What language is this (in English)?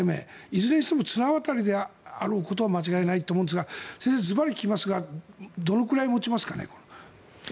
Japanese